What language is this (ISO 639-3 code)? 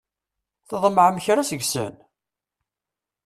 kab